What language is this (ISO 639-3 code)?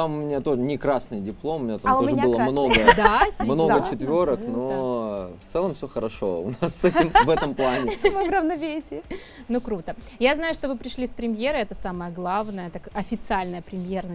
rus